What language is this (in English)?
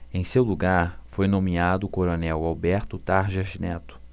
Portuguese